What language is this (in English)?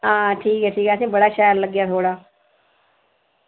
Dogri